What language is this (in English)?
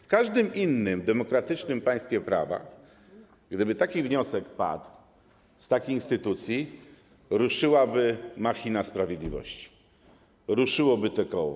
Polish